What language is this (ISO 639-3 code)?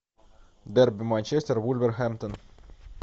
rus